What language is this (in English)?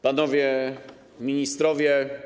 Polish